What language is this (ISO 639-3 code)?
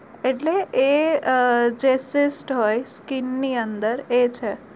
guj